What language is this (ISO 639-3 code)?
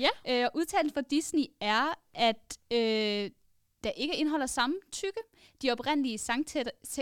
dan